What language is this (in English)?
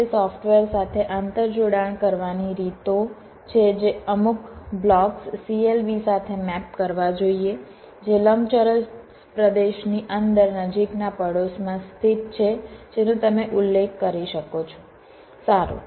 Gujarati